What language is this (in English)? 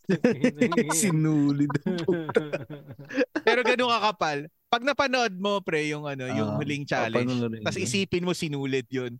Filipino